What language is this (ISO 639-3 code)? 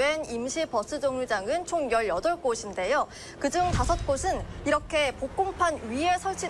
kor